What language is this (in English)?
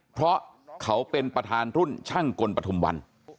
Thai